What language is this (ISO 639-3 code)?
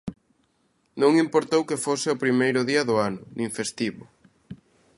glg